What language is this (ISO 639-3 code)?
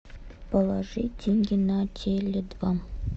rus